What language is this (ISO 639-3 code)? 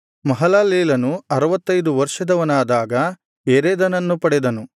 kan